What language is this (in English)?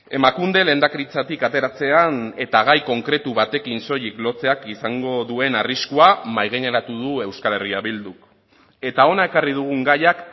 Basque